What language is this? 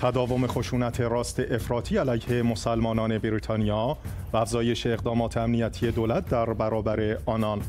Persian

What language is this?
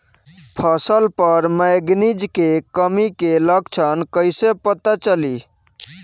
Bhojpuri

